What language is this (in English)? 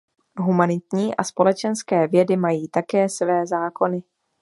Czech